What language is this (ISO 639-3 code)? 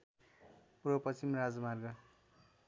nep